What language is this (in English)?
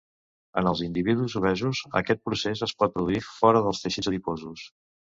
Catalan